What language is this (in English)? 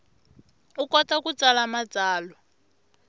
Tsonga